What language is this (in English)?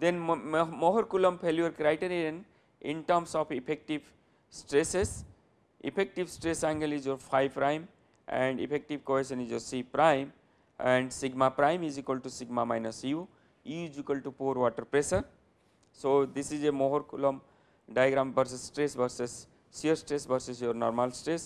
English